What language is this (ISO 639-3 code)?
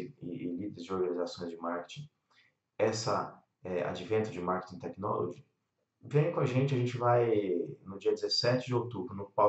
por